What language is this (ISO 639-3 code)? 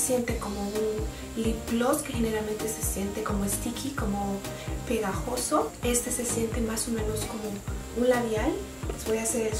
spa